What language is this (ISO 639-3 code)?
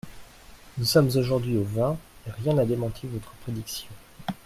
fra